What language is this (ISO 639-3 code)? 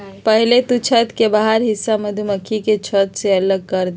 mag